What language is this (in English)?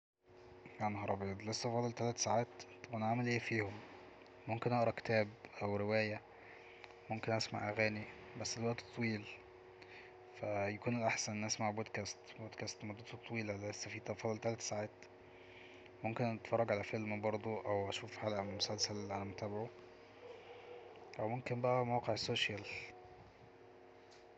Egyptian Arabic